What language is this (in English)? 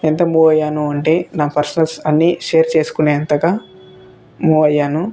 Telugu